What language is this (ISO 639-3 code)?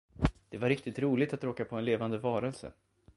swe